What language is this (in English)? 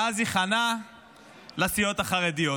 Hebrew